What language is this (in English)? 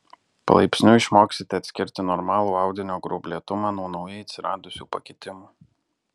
Lithuanian